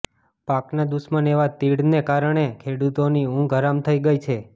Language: Gujarati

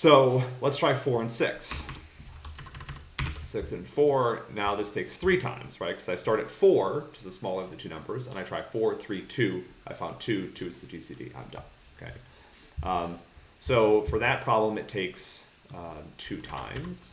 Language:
English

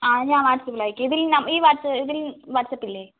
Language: Malayalam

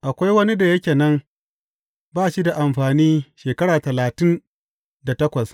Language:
Hausa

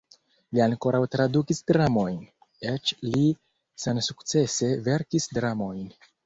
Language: Esperanto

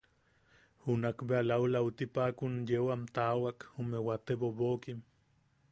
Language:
Yaqui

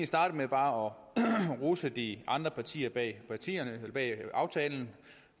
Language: Danish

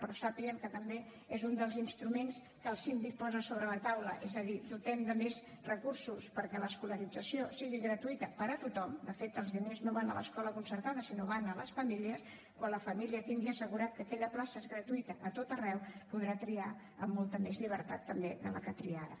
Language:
Catalan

